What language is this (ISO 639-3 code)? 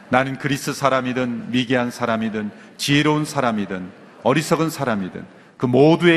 kor